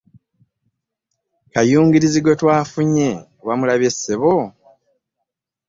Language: Ganda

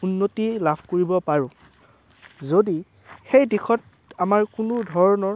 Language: Assamese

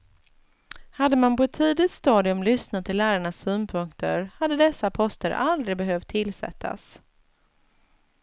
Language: Swedish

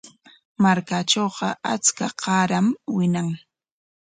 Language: Corongo Ancash Quechua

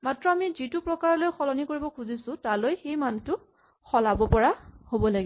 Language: Assamese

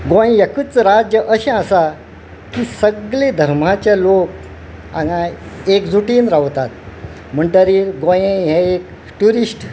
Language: Konkani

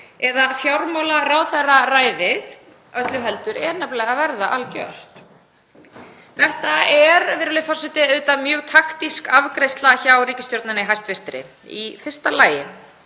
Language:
Icelandic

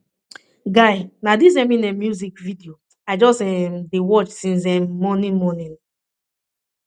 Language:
Nigerian Pidgin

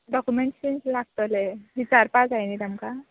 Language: Konkani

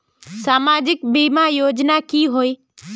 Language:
Magahi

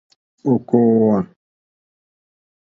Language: Mokpwe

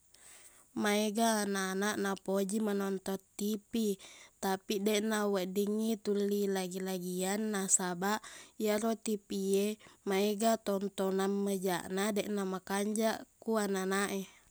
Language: Buginese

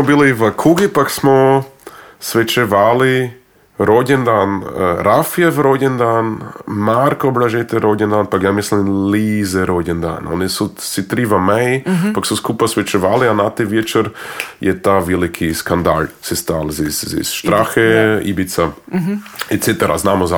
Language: Croatian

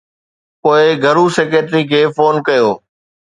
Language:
Sindhi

